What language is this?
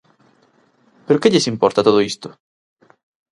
Galician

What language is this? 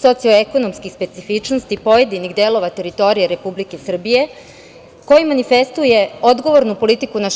Serbian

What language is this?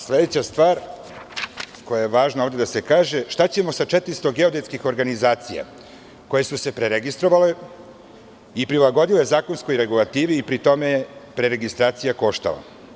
Serbian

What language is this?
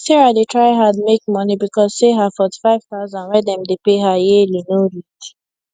Nigerian Pidgin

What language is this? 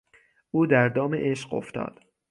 Persian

